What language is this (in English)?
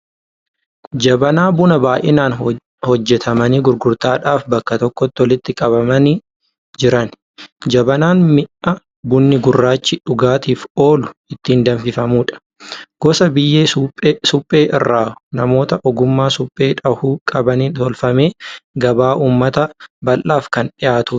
Oromo